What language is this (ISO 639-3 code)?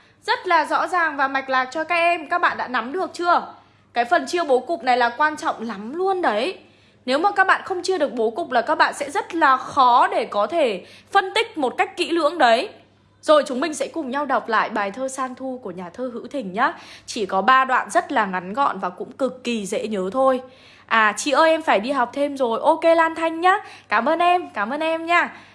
vie